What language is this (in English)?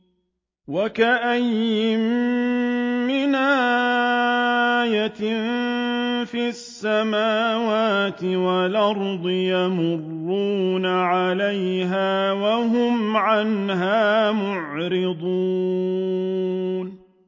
Arabic